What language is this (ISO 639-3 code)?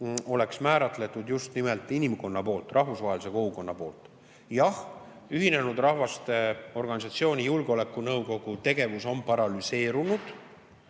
est